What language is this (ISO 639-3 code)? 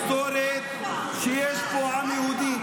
heb